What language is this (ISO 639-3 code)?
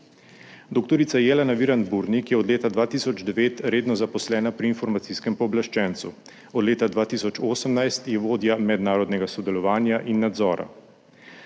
slv